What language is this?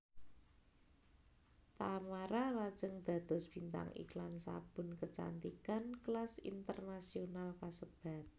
Javanese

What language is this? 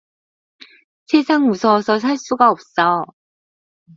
Korean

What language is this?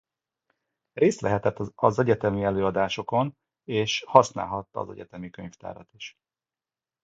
Hungarian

